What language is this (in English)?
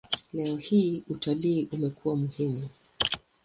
Swahili